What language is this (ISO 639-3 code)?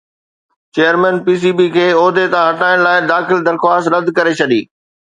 snd